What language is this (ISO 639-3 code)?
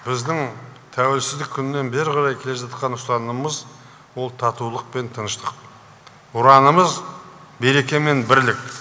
kaz